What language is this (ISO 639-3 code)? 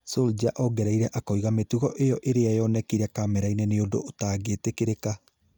kik